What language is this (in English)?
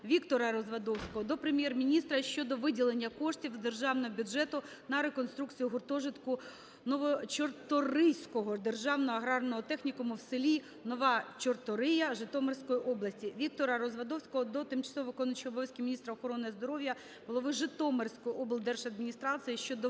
Ukrainian